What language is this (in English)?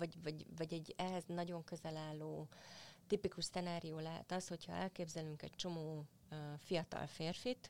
Hungarian